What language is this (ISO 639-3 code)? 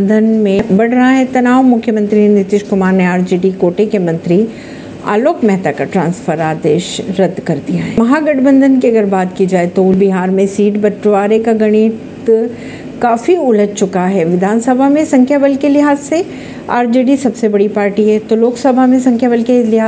hin